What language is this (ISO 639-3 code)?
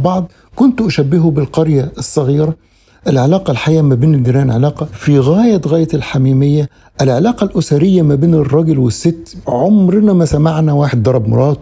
ara